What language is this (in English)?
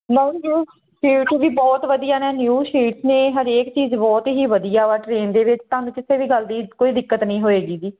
Punjabi